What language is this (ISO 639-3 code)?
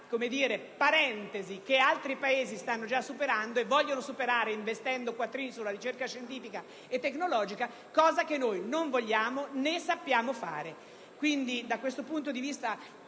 ita